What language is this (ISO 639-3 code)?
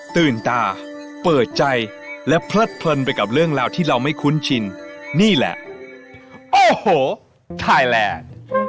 tha